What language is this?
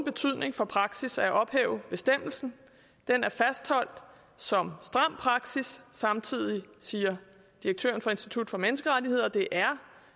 Danish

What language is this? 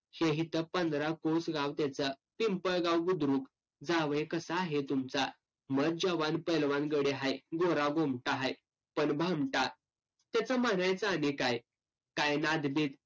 Marathi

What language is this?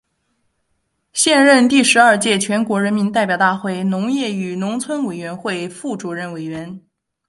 Chinese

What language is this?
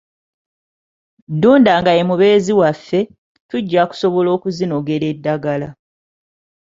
Ganda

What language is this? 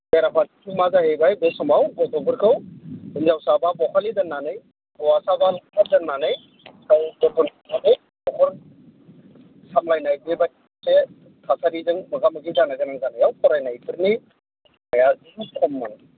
Bodo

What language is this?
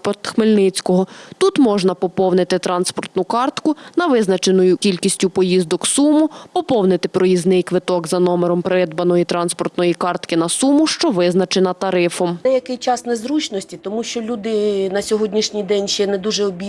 Ukrainian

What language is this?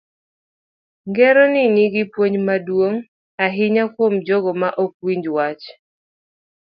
Luo (Kenya and Tanzania)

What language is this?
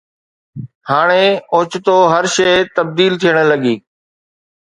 Sindhi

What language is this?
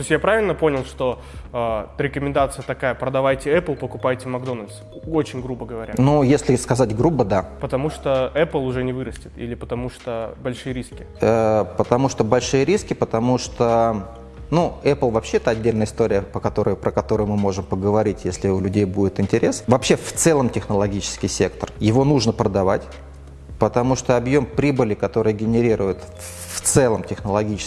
Russian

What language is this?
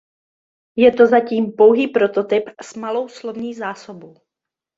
Czech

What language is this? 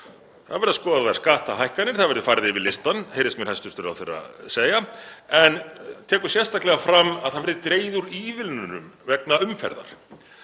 Icelandic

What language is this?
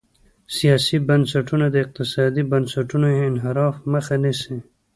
Pashto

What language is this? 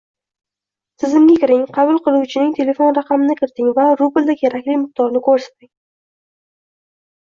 Uzbek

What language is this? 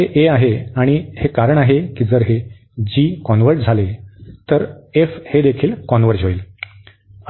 Marathi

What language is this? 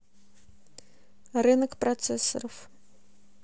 Russian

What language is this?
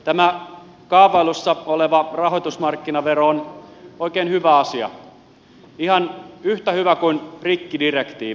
Finnish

